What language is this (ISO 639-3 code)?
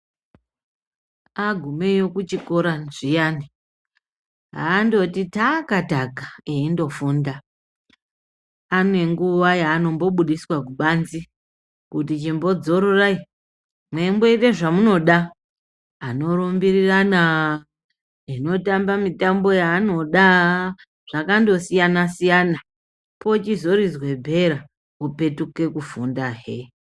ndc